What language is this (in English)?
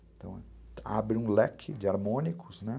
Portuguese